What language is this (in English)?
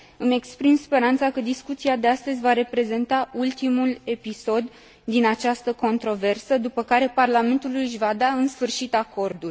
Romanian